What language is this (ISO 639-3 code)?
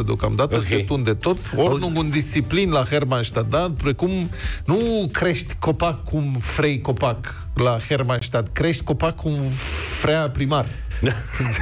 ron